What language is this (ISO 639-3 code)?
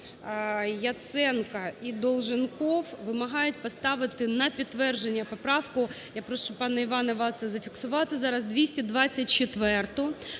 ukr